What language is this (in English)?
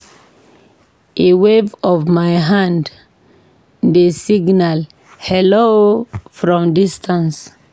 Nigerian Pidgin